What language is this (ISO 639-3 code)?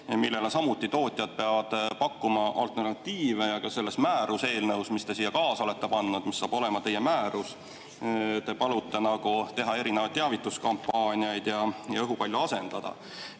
est